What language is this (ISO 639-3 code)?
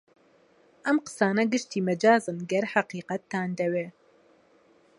ckb